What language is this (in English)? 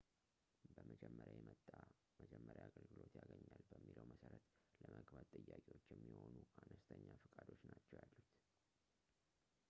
Amharic